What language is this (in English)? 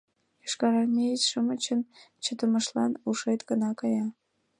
Mari